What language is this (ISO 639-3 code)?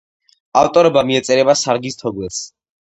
kat